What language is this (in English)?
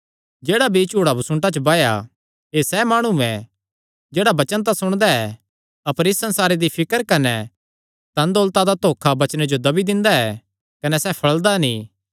Kangri